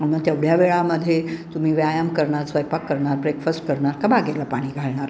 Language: Marathi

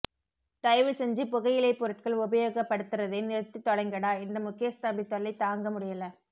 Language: Tamil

